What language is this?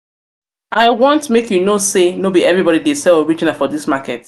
Nigerian Pidgin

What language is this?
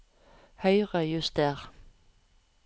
Norwegian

